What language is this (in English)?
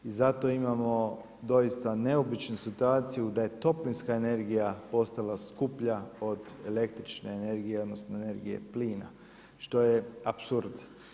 Croatian